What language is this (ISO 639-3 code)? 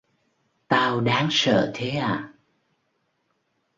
vie